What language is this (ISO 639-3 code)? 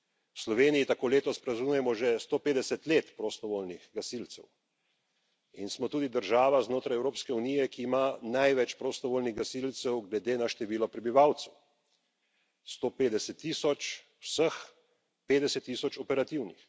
slv